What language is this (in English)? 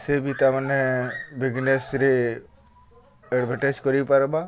Odia